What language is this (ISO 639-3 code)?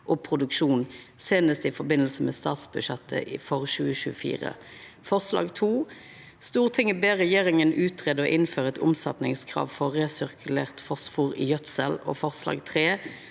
nor